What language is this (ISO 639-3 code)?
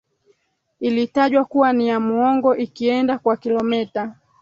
swa